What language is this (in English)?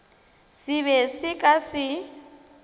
Northern Sotho